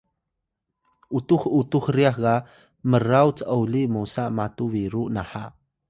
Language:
Atayal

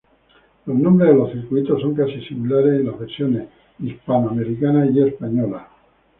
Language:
Spanish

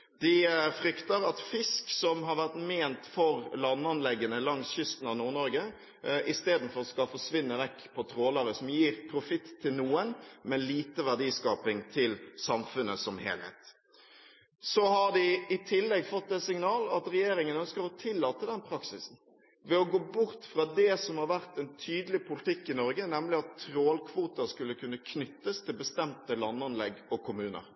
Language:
Norwegian Bokmål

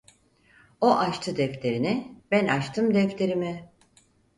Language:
Turkish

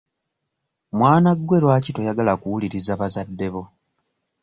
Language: Ganda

